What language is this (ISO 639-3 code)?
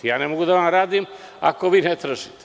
srp